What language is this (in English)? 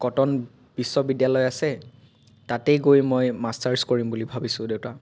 Assamese